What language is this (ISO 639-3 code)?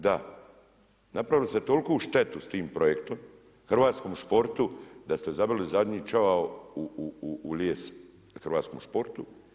hrv